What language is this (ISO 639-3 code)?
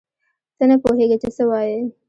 pus